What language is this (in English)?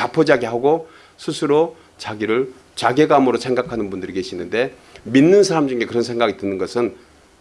Korean